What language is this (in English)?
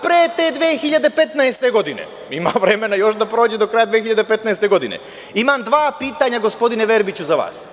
Serbian